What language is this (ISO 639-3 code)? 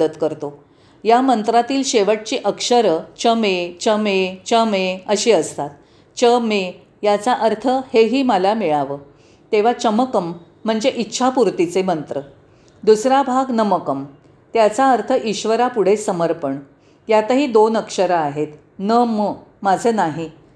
mar